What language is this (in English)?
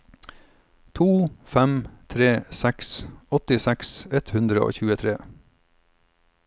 Norwegian